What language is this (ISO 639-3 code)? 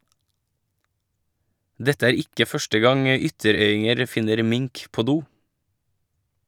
nor